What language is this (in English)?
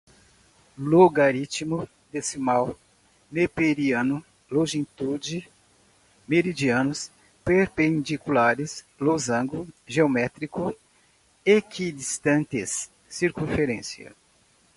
Portuguese